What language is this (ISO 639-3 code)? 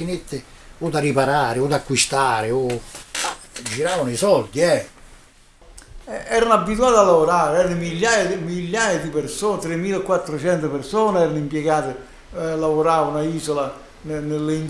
ita